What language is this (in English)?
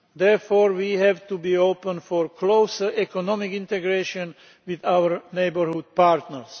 English